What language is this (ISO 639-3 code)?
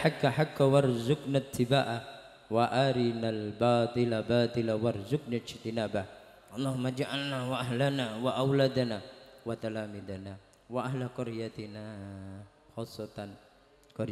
ind